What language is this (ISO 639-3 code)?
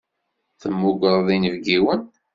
kab